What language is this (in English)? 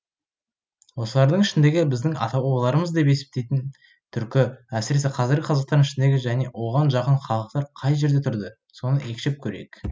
Kazakh